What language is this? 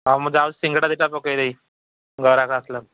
Odia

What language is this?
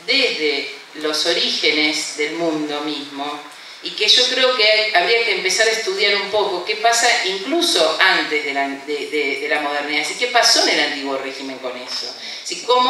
Spanish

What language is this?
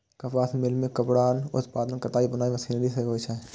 Maithili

